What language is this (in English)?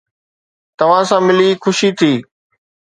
Sindhi